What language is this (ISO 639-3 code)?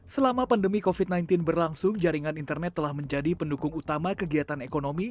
ind